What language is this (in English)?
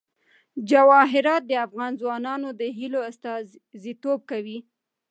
Pashto